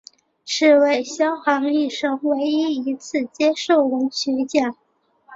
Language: Chinese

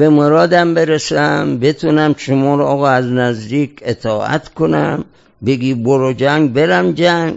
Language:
Persian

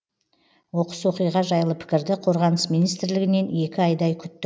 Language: Kazakh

